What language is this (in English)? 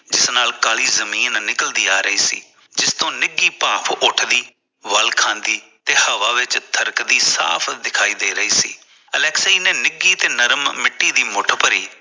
Punjabi